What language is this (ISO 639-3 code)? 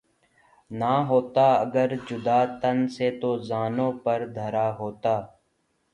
urd